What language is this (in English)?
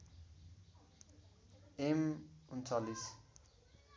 Nepali